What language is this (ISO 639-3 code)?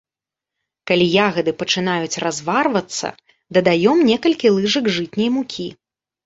bel